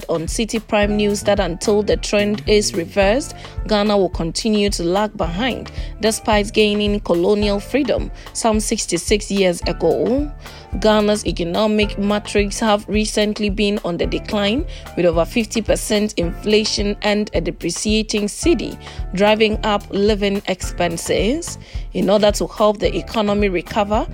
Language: English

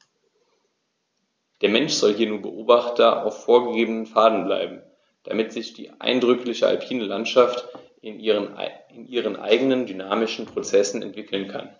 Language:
German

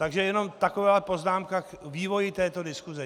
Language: Czech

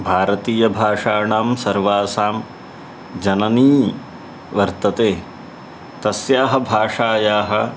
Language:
Sanskrit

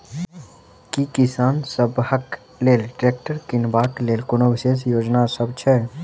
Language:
Maithili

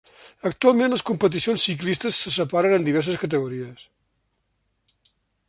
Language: Catalan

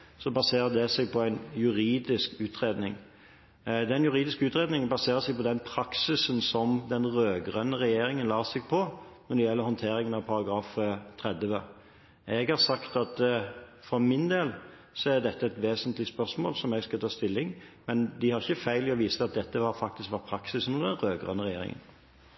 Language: Norwegian Bokmål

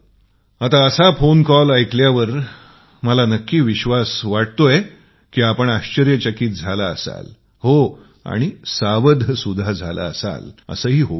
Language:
Marathi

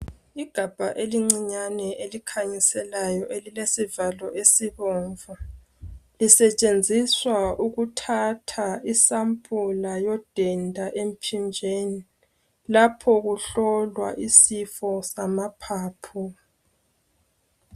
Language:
North Ndebele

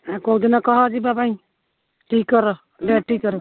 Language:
Odia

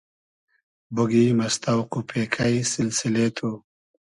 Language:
Hazaragi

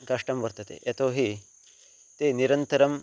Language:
Sanskrit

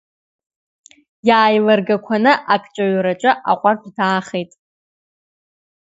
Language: Abkhazian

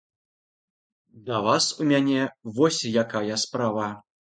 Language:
Belarusian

